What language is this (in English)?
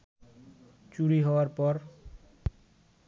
Bangla